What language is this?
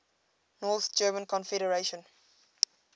English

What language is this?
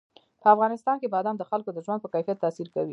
Pashto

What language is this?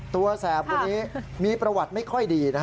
Thai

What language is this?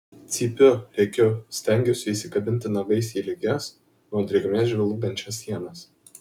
Lithuanian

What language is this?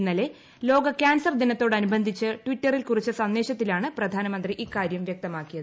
Malayalam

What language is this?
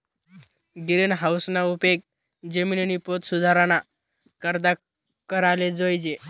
Marathi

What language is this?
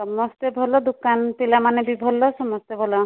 Odia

